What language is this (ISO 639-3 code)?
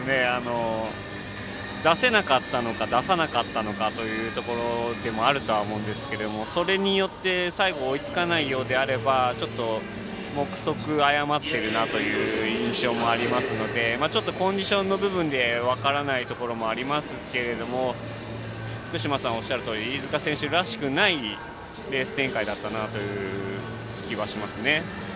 jpn